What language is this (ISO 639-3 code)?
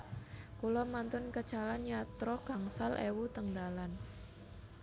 jav